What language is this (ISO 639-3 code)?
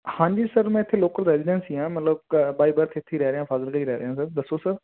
pan